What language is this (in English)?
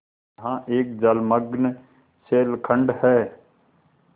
Hindi